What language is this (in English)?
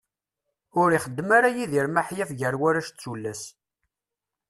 Kabyle